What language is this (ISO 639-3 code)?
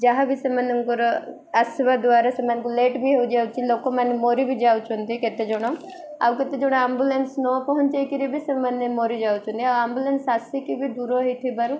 ori